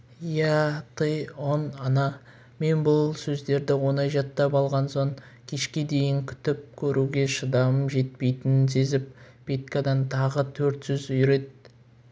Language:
Kazakh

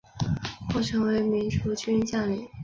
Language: Chinese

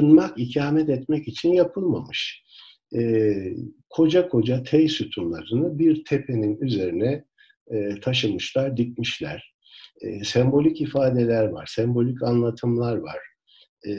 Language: Turkish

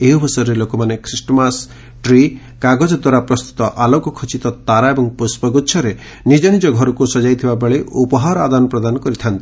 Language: Odia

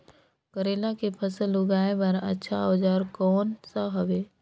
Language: Chhattisgarhi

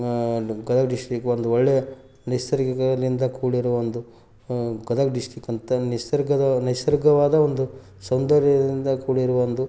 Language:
Kannada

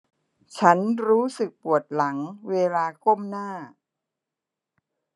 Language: Thai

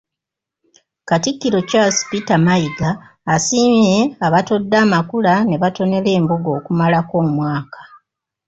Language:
Ganda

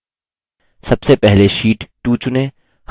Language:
Hindi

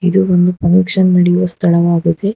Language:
Kannada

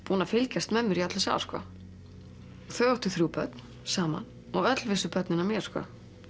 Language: Icelandic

